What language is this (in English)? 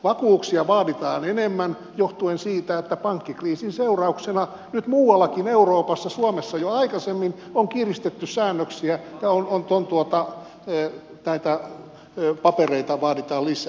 Finnish